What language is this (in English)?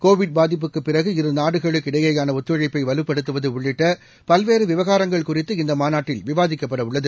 Tamil